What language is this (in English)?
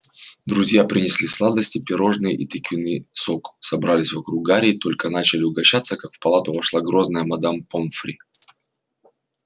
Russian